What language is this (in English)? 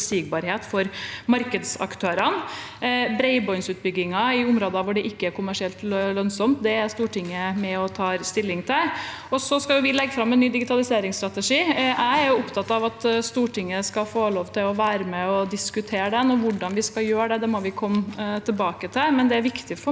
Norwegian